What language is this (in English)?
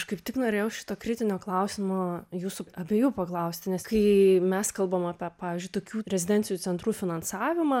Lithuanian